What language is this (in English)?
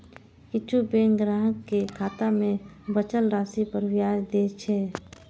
Maithili